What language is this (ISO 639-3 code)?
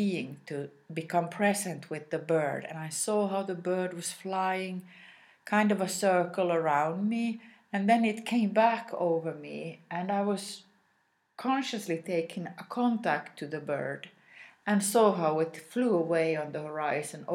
eng